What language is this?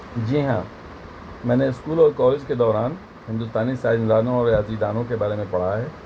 Urdu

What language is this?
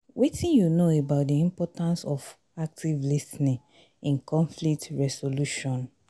Nigerian Pidgin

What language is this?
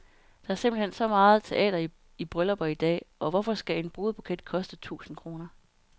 Danish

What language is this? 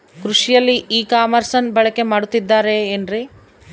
Kannada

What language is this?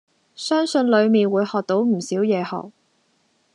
Cantonese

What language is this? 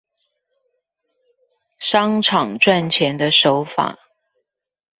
Chinese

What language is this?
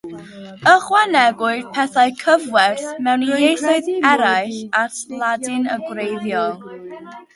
Welsh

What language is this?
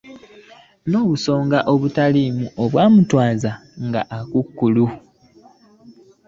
Ganda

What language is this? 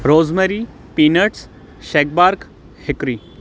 Sindhi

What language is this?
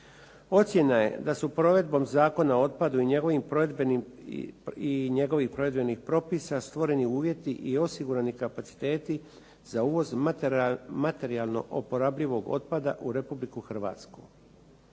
Croatian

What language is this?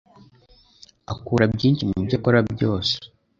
Kinyarwanda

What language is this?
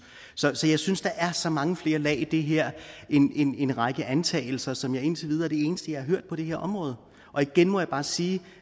Danish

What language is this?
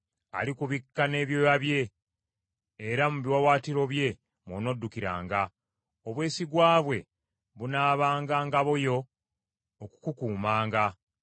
Ganda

